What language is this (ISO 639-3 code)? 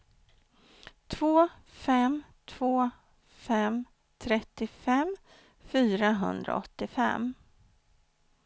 swe